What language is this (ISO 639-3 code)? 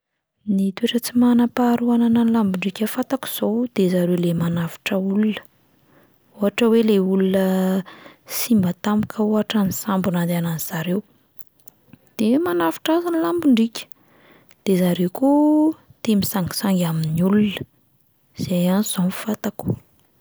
mlg